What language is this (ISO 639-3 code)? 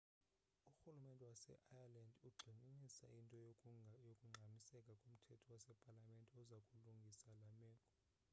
xho